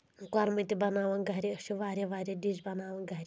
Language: Kashmiri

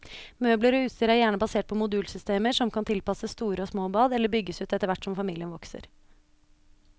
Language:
Norwegian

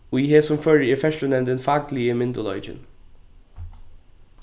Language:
Faroese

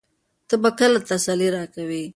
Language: Pashto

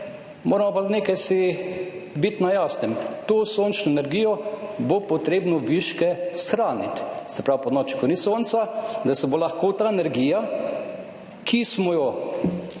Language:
Slovenian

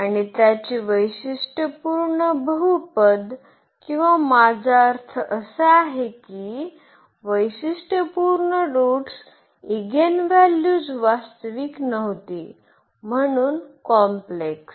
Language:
Marathi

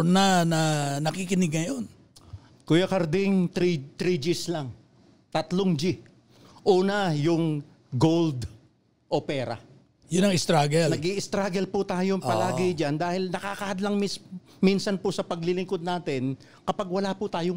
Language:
Filipino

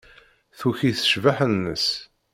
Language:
Kabyle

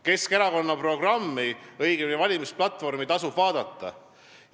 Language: Estonian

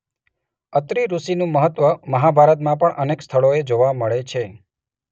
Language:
Gujarati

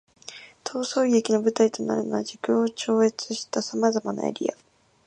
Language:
Japanese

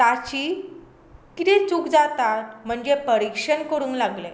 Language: Konkani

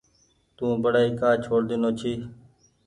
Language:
Goaria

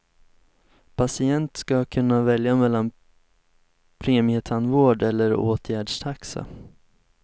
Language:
Swedish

